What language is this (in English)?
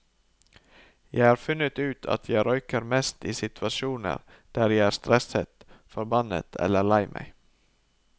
Norwegian